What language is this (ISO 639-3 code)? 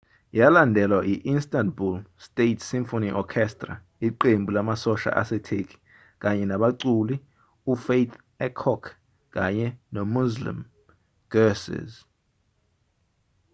zul